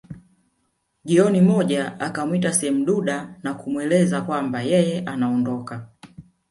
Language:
Swahili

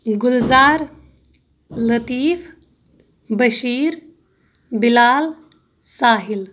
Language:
Kashmiri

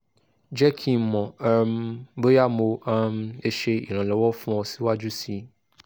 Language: Yoruba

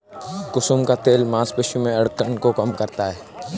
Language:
Hindi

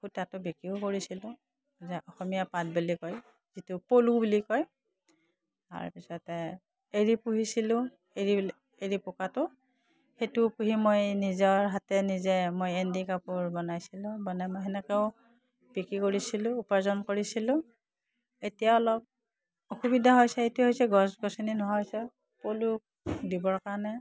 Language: Assamese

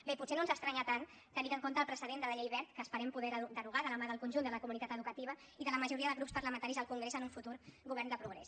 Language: Catalan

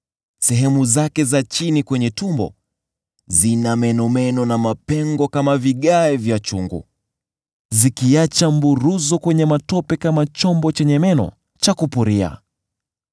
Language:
Swahili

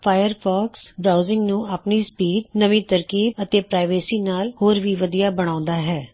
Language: Punjabi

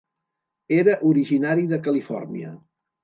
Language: Catalan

